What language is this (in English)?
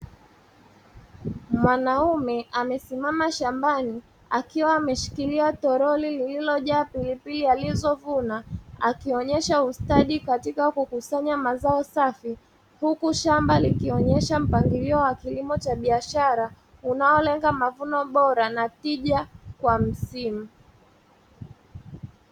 Swahili